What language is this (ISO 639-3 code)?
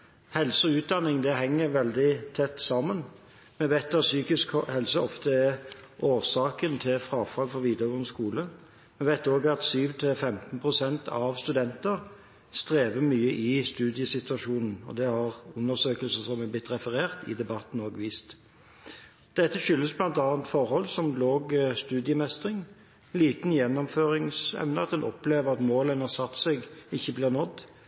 nob